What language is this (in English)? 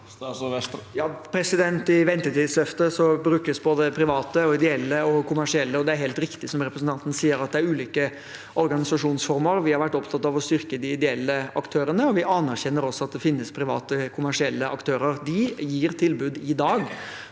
Norwegian